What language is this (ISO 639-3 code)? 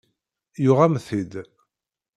kab